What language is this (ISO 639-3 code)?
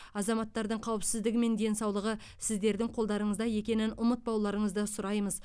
kaz